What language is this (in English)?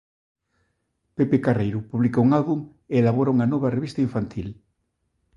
Galician